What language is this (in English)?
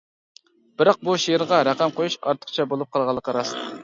Uyghur